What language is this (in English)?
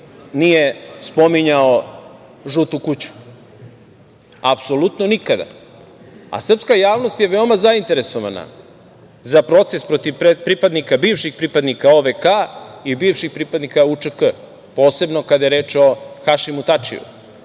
Serbian